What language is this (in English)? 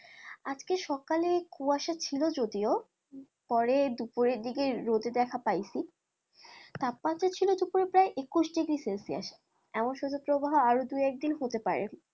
Bangla